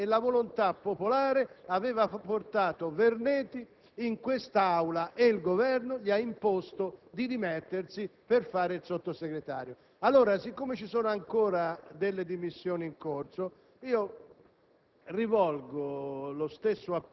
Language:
Italian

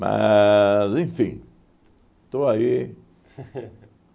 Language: Portuguese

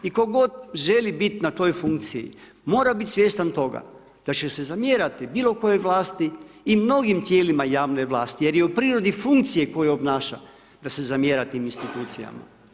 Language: Croatian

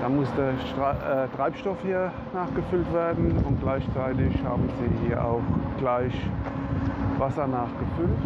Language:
German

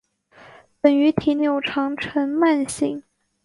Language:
Chinese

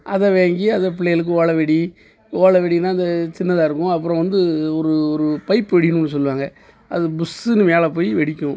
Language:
Tamil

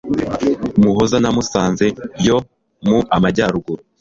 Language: Kinyarwanda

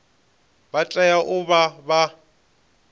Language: Venda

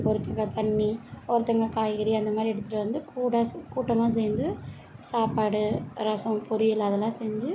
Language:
Tamil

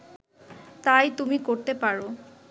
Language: Bangla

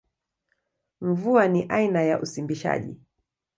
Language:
Swahili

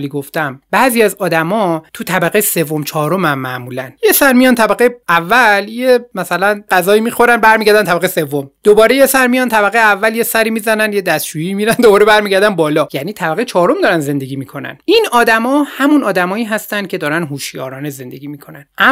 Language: Persian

